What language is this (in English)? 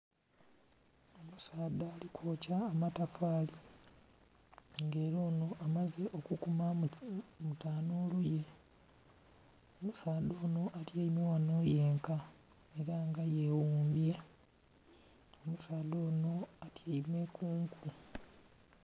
Soga